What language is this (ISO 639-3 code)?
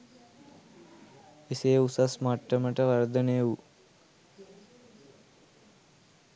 sin